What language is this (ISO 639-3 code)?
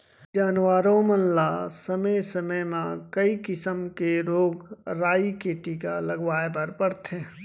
hne